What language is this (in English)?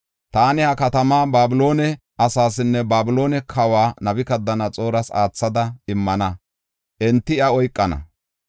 Gofa